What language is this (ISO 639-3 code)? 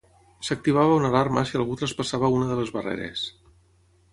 cat